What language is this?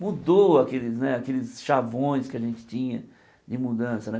Portuguese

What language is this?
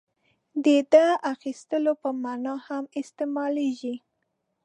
Pashto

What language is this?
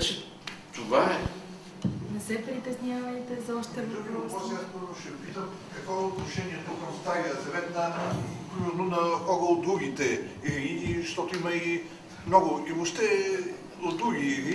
Bulgarian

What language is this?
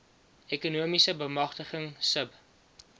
Afrikaans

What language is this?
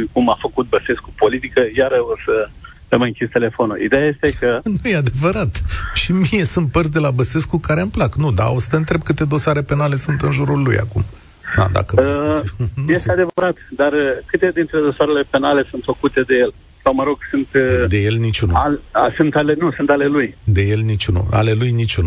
Romanian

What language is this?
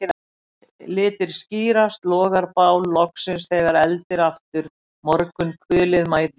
Icelandic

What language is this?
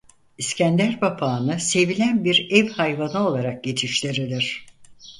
Turkish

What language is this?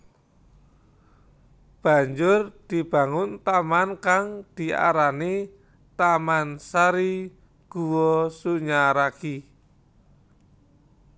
Javanese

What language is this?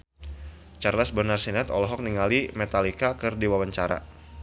Sundanese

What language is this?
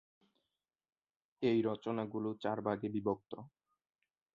Bangla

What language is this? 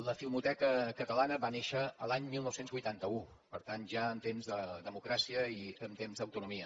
Catalan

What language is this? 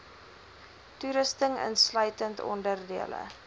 Afrikaans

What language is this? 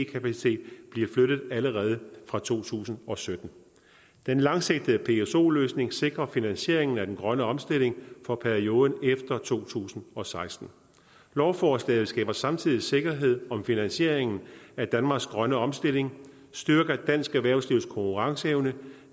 Danish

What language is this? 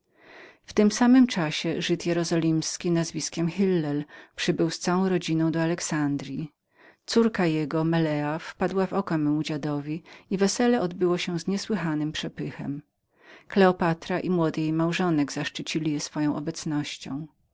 Polish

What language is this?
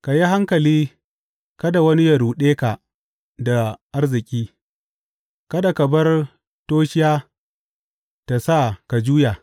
Hausa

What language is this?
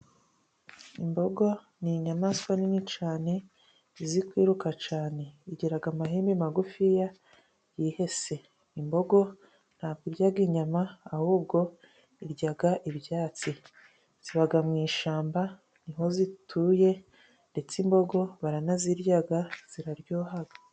Kinyarwanda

